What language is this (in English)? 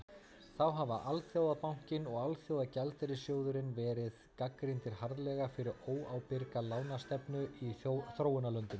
Icelandic